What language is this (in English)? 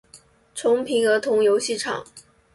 Chinese